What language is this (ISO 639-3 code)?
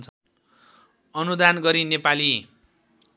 nep